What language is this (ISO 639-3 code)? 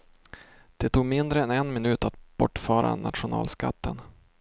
swe